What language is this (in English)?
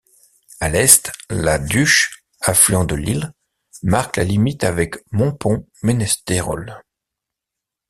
French